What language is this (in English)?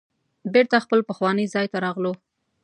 Pashto